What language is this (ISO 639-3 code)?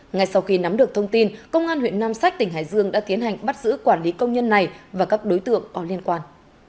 vie